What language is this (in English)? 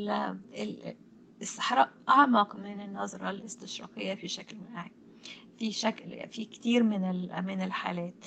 Arabic